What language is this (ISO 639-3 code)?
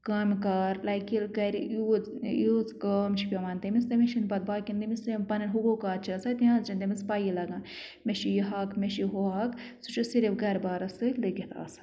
kas